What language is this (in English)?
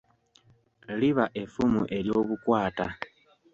Ganda